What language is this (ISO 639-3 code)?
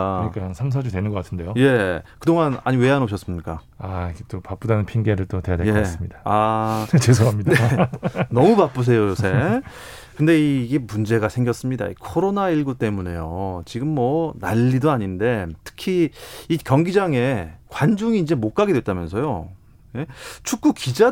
kor